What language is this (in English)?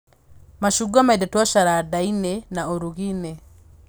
Kikuyu